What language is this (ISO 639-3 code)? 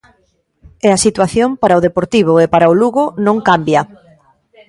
glg